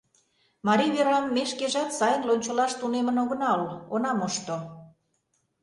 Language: Mari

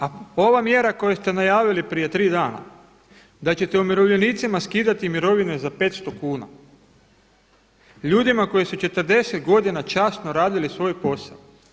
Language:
Croatian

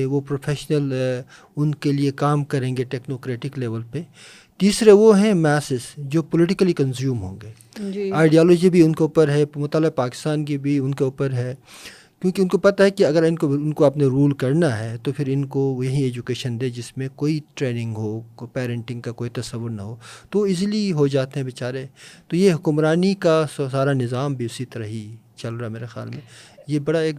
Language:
Urdu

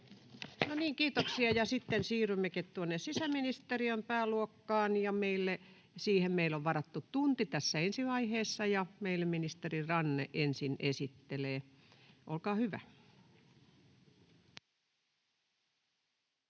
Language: Finnish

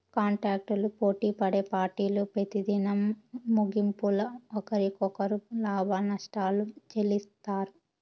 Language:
Telugu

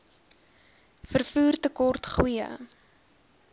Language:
Afrikaans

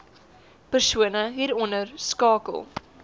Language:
Afrikaans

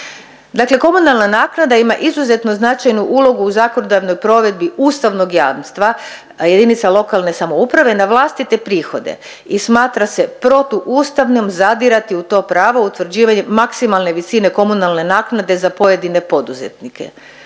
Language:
Croatian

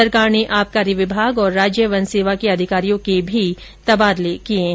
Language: Hindi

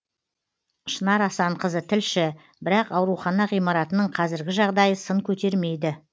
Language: Kazakh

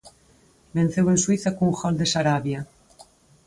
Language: Galician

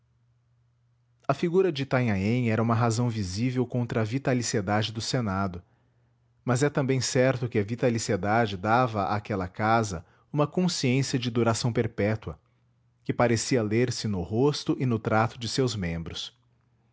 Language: Portuguese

